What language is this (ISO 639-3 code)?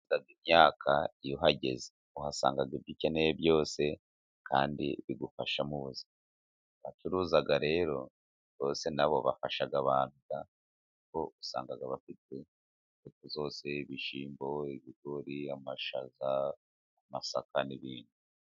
kin